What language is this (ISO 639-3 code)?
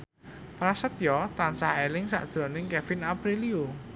jav